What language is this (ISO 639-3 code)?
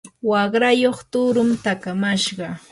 qur